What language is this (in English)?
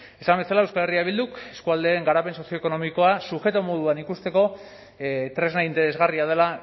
Basque